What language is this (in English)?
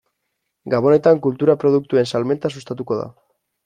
Basque